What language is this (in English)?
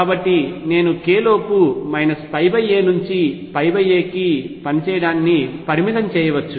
Telugu